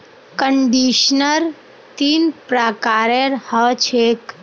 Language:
Magahi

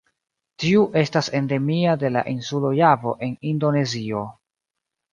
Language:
Esperanto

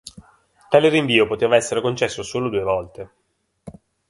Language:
Italian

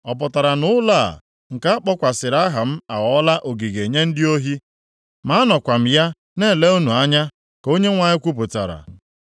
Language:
Igbo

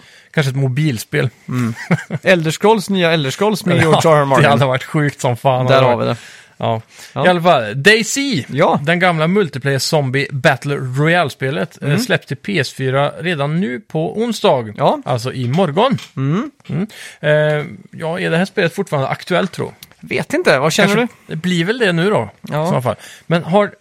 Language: Swedish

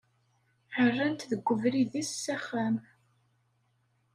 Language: Kabyle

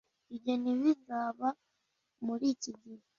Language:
Kinyarwanda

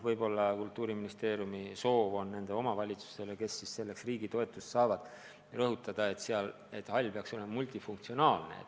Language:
Estonian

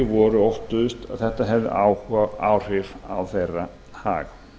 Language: Icelandic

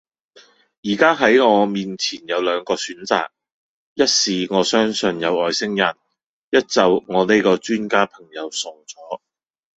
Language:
Cantonese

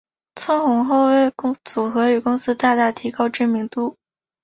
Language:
Chinese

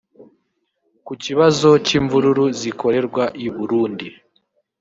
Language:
Kinyarwanda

